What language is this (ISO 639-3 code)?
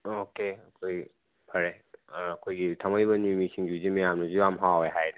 mni